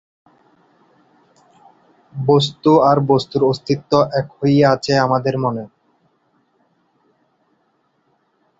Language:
Bangla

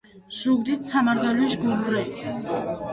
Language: Georgian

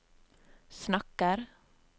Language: Norwegian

